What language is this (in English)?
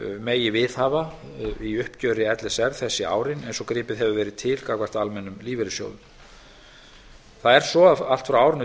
Icelandic